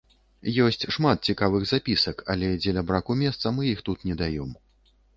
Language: Belarusian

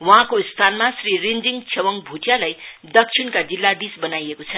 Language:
Nepali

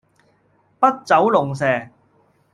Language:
Cantonese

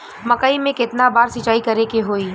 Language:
Bhojpuri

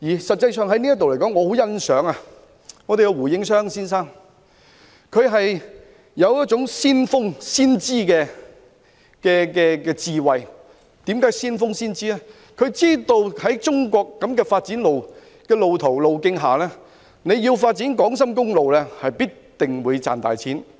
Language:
Cantonese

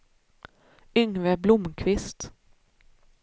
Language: Swedish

